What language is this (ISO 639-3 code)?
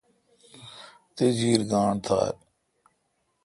xka